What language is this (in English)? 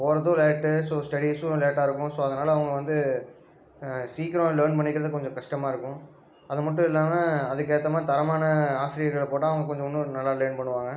Tamil